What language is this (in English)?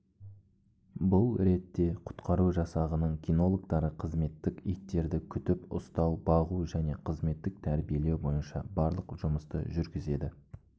Kazakh